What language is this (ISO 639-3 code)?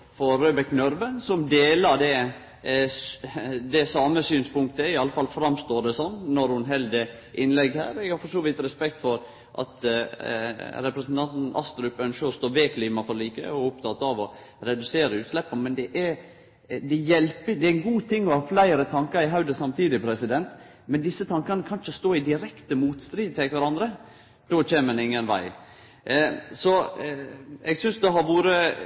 nno